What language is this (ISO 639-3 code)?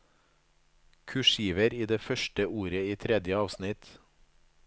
nor